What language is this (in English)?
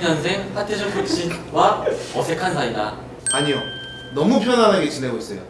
Korean